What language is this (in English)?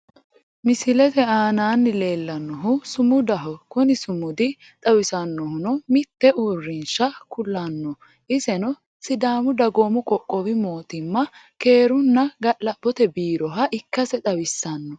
Sidamo